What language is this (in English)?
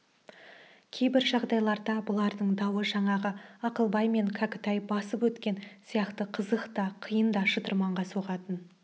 Kazakh